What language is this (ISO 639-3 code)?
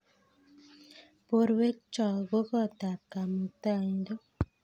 kln